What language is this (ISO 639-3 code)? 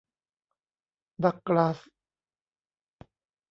tha